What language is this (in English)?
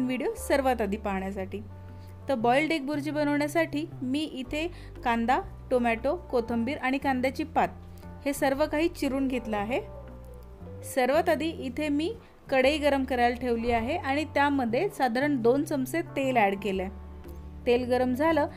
Hindi